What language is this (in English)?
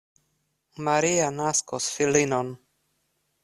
Esperanto